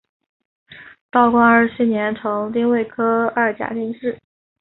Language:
Chinese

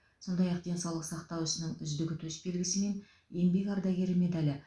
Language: Kazakh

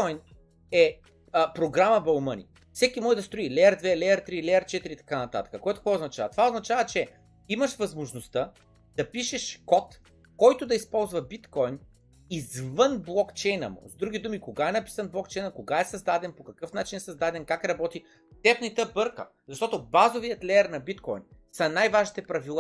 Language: Bulgarian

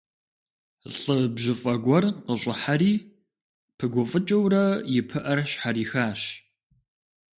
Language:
Kabardian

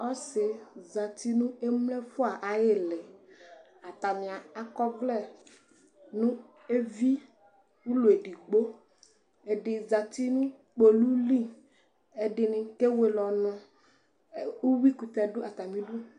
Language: Ikposo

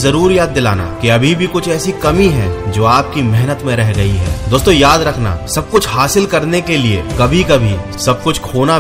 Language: Hindi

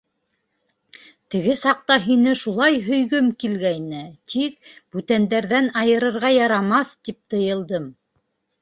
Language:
Bashkir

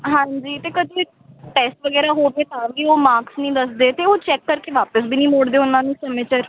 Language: Punjabi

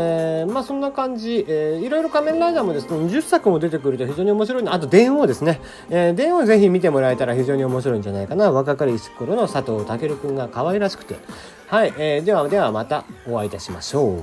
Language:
Japanese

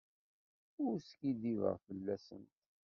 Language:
Kabyle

